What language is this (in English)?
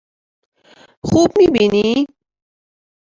Persian